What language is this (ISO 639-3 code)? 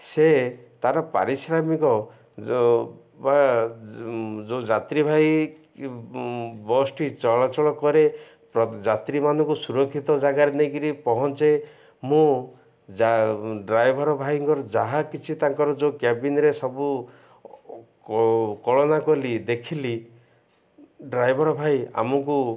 ori